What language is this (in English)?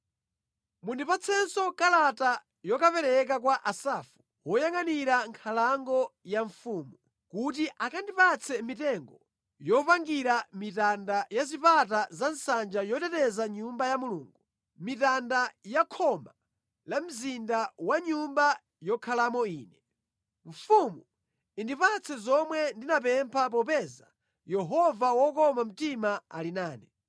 Nyanja